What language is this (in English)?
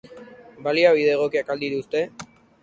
Basque